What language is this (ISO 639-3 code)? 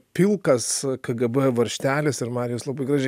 lit